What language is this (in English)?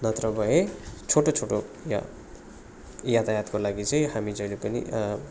Nepali